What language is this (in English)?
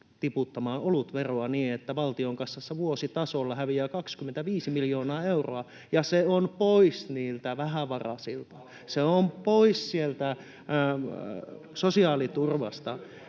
Finnish